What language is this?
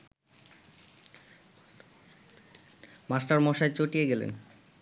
Bangla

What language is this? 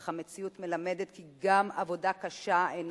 Hebrew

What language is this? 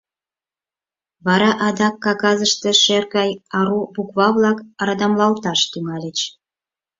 Mari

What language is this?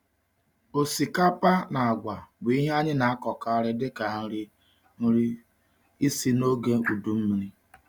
Igbo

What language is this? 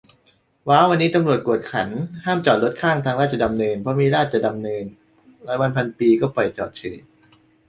Thai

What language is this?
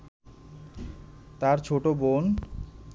Bangla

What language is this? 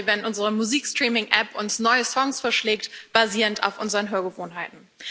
German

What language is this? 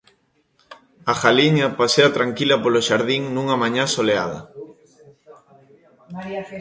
Galician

